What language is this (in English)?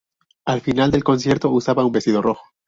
Spanish